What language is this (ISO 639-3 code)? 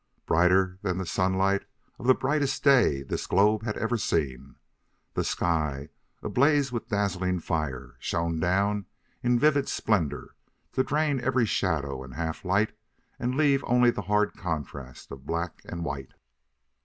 eng